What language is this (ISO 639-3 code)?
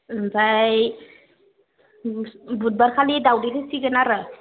brx